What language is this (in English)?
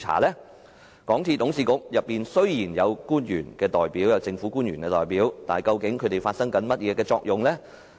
Cantonese